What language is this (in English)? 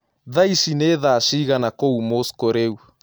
Kikuyu